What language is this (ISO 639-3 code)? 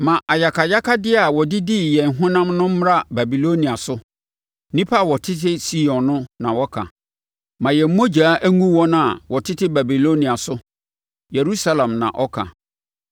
aka